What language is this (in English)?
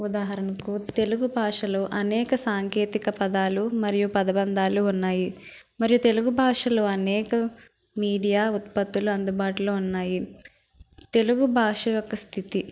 Telugu